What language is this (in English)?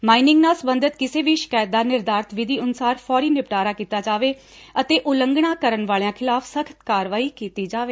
Punjabi